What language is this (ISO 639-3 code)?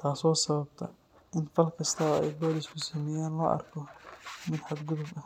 som